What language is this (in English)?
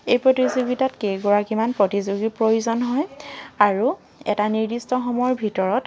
Assamese